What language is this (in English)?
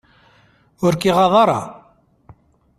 Kabyle